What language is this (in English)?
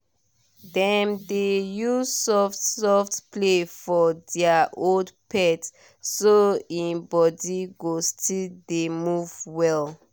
Nigerian Pidgin